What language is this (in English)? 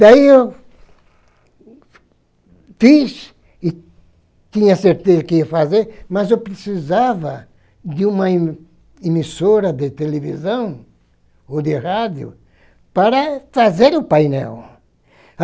Portuguese